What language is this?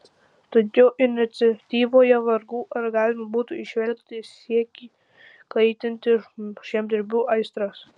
Lithuanian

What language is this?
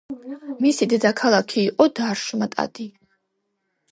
Georgian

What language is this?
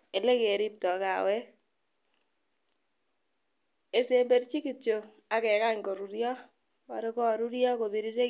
Kalenjin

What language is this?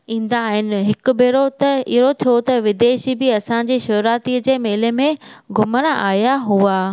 Sindhi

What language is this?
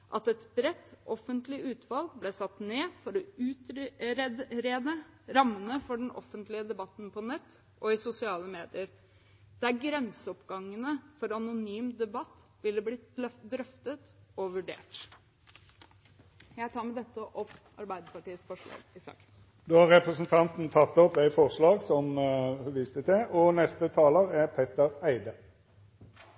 Norwegian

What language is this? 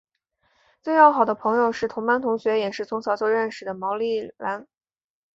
Chinese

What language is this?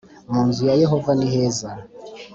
Kinyarwanda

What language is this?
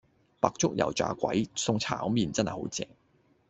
Cantonese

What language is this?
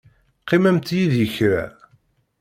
Kabyle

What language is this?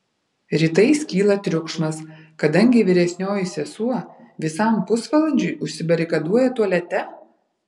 Lithuanian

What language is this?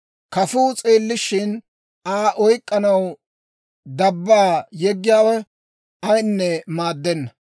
Dawro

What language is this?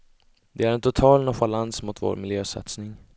Swedish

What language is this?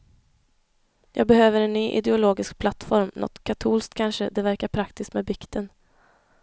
Swedish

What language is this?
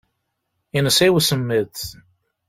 Kabyle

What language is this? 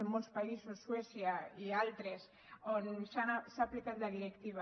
Catalan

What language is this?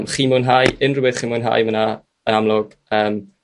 Welsh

